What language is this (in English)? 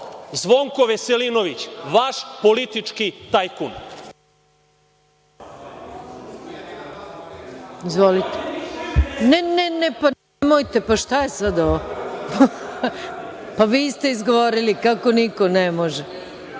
Serbian